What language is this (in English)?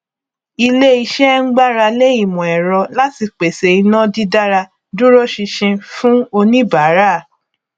Yoruba